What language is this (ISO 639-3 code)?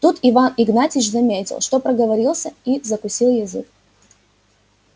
rus